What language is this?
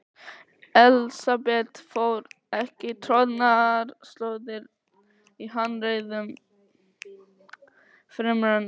Icelandic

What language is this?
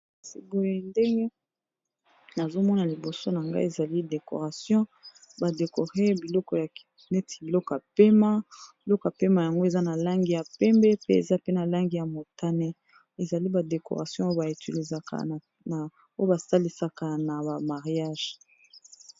Lingala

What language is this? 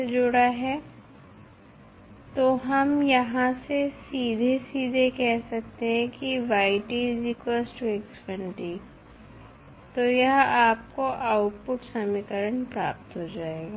Hindi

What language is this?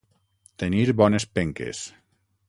Catalan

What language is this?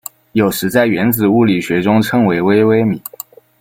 Chinese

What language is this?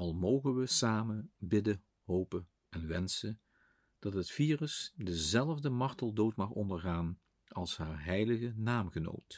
Dutch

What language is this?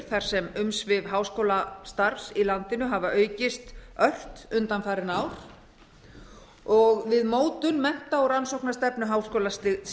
Icelandic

